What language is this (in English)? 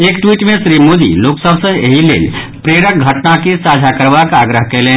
Maithili